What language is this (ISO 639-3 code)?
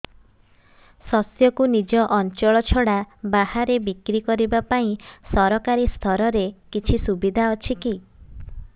ori